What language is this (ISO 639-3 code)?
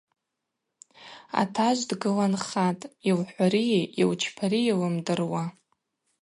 abq